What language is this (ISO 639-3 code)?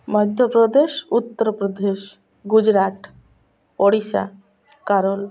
ori